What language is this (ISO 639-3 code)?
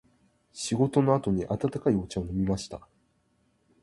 jpn